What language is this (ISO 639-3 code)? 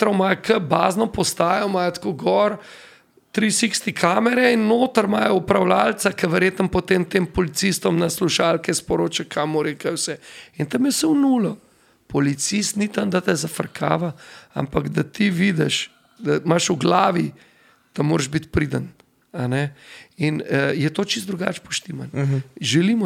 slk